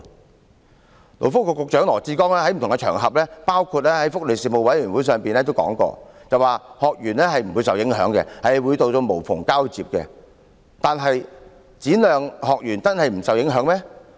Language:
Cantonese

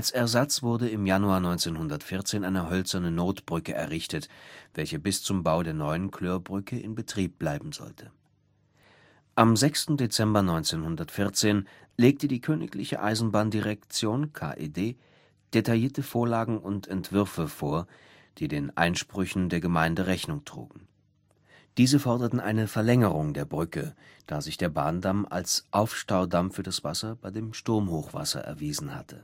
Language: German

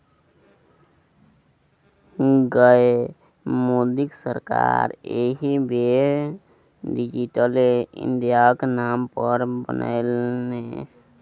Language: Maithili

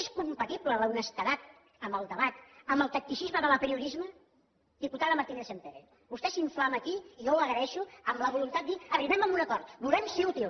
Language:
Catalan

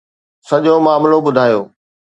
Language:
Sindhi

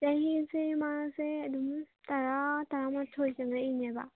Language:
Manipuri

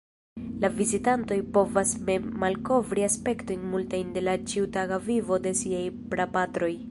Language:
Esperanto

